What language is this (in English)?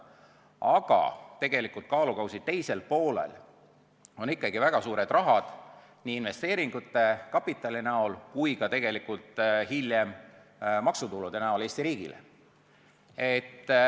Estonian